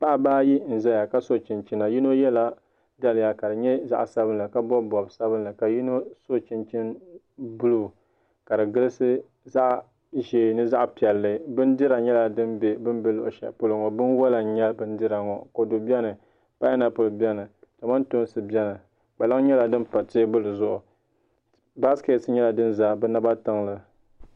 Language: Dagbani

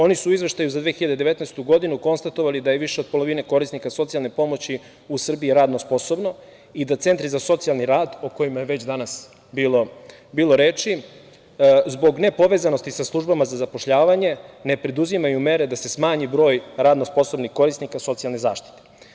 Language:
Serbian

